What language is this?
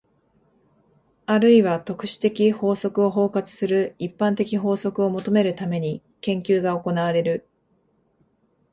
Japanese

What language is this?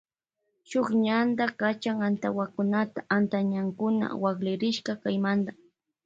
Loja Highland Quichua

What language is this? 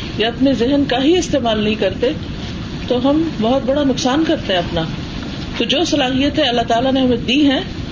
Urdu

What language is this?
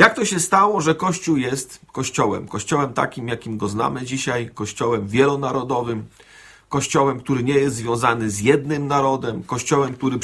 Polish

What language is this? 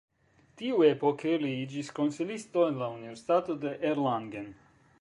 Esperanto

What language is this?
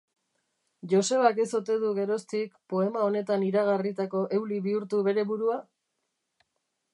Basque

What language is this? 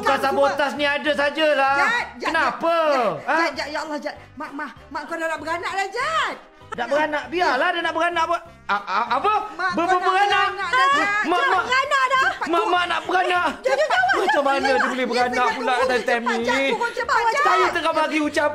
Malay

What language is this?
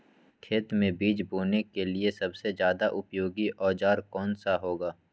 Magahi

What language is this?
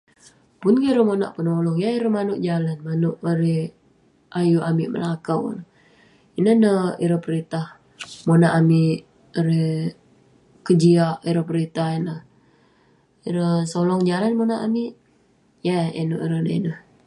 Western Penan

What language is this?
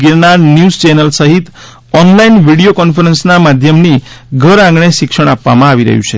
Gujarati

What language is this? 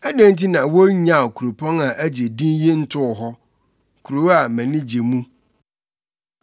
Akan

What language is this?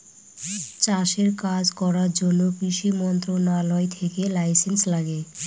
Bangla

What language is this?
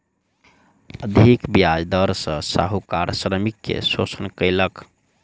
Maithili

